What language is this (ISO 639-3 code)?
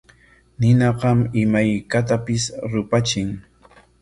qwa